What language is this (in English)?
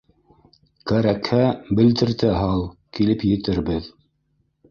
Bashkir